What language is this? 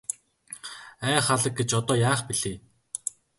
Mongolian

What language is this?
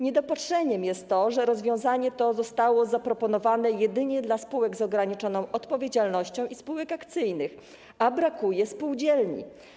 Polish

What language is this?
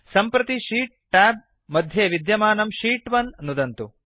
Sanskrit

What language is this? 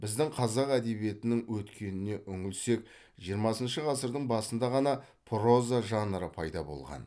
Kazakh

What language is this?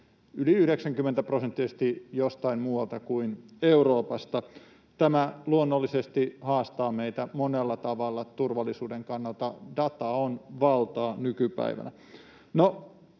Finnish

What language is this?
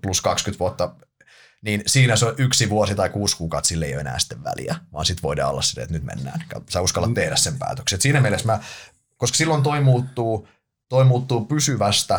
Finnish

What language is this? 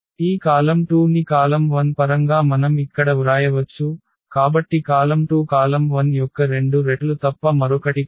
Telugu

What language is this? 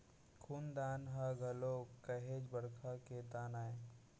Chhattisgarhi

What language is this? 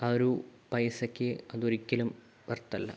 Malayalam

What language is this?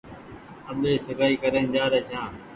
Goaria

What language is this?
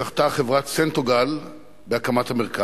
Hebrew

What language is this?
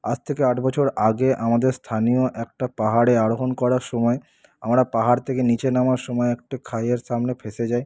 Bangla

